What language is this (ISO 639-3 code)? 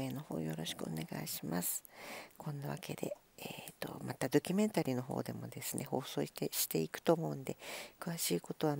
jpn